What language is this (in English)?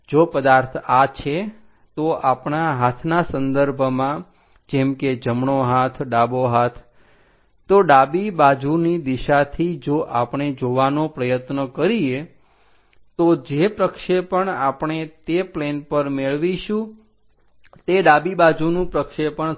Gujarati